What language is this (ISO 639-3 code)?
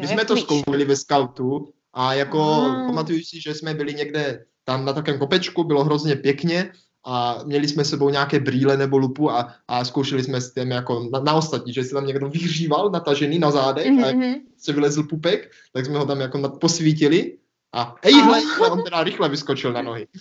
ces